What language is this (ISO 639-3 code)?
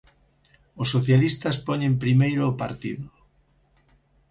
glg